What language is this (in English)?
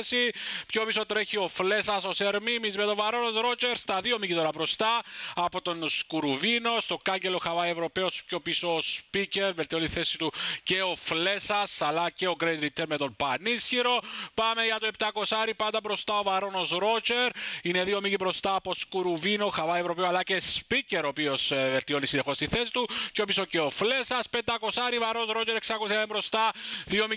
Greek